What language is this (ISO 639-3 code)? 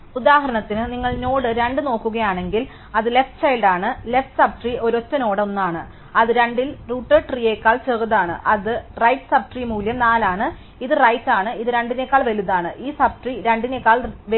mal